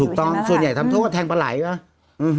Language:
Thai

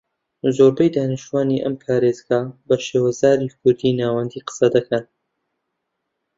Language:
Central Kurdish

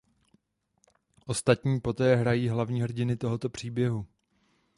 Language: Czech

